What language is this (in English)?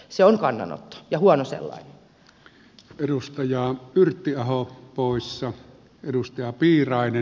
Finnish